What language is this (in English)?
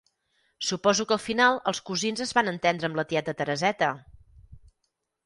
Catalan